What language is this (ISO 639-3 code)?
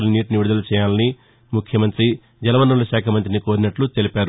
tel